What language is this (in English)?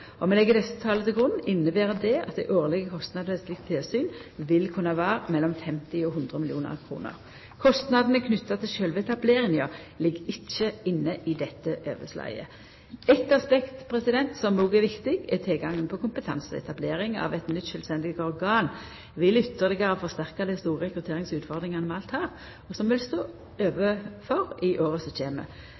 Norwegian Nynorsk